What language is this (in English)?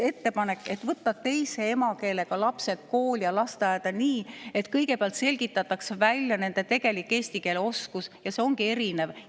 Estonian